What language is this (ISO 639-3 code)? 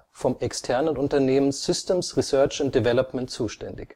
deu